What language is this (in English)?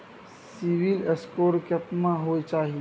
Maithili